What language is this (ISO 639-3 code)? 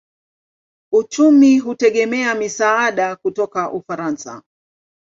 swa